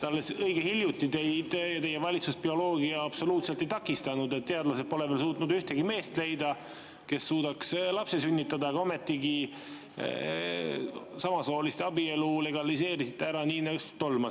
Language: Estonian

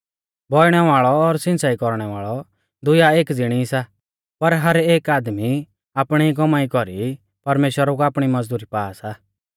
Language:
Mahasu Pahari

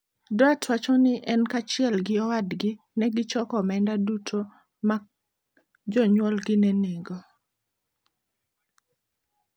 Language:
Luo (Kenya and Tanzania)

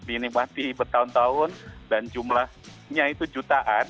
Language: Indonesian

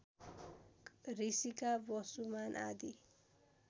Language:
Nepali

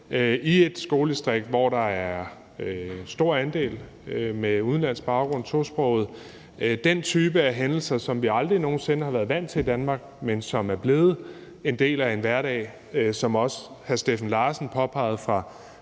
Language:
Danish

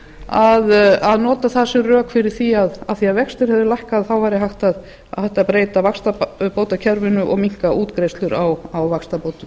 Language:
Icelandic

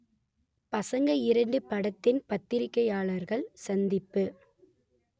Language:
Tamil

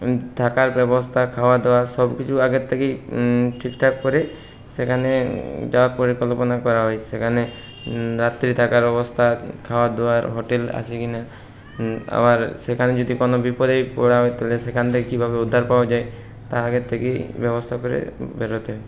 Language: Bangla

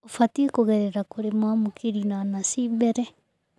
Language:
Kikuyu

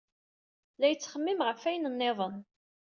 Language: Kabyle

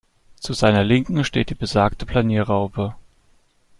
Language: German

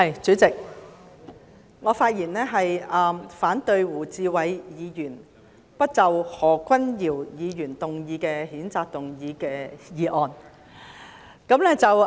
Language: Cantonese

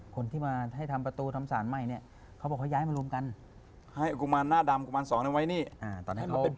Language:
Thai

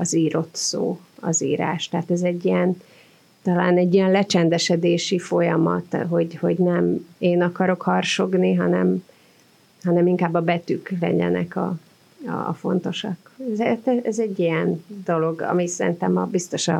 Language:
Hungarian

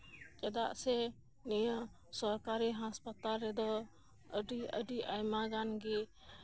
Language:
Santali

